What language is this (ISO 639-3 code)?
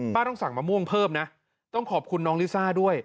tha